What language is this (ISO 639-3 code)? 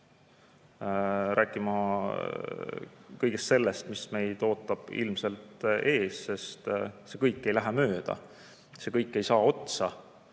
est